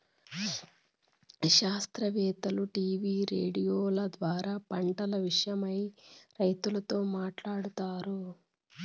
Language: Telugu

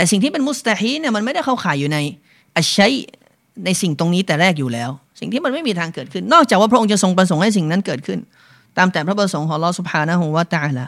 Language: Thai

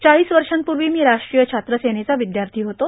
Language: Marathi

